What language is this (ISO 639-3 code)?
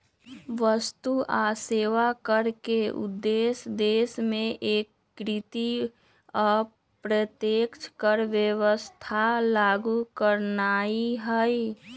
mag